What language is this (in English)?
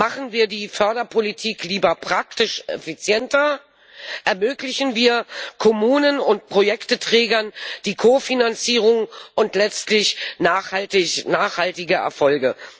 German